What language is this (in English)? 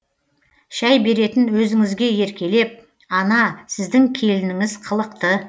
Kazakh